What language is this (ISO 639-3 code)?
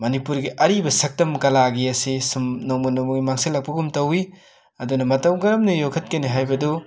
mni